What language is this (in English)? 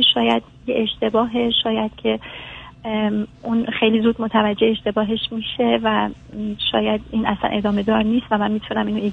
Persian